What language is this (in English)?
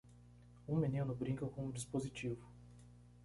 Portuguese